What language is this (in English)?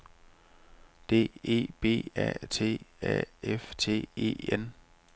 Danish